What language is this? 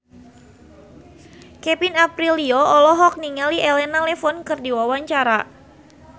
Sundanese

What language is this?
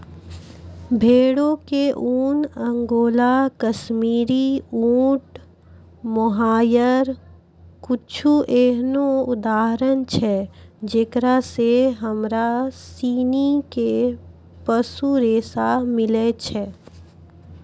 Maithili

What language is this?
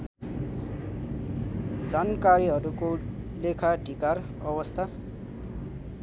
Nepali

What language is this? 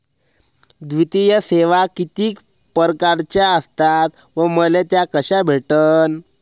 Marathi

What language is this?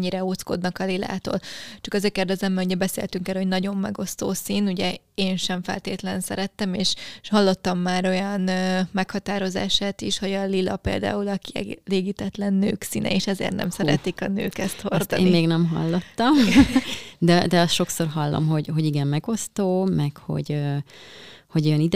Hungarian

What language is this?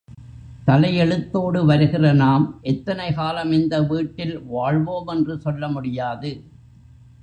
Tamil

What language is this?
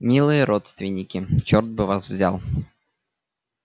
Russian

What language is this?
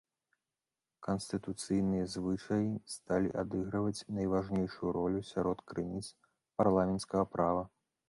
Belarusian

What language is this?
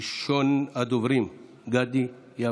Hebrew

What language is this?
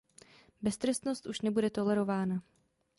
Czech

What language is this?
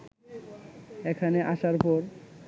Bangla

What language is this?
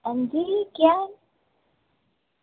Dogri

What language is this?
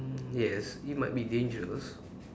English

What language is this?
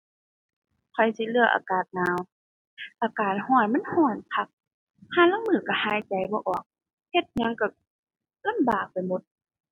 Thai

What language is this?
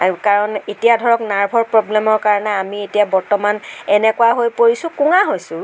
Assamese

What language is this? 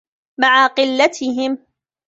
Arabic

